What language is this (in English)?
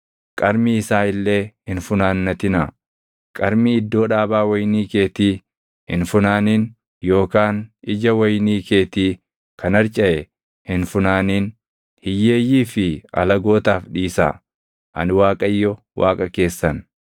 Oromo